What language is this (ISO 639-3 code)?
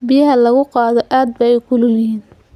som